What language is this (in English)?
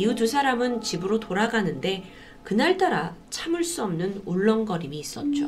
Korean